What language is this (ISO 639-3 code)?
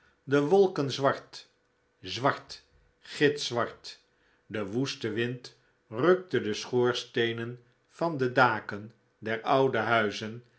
nld